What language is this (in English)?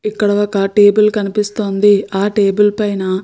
Telugu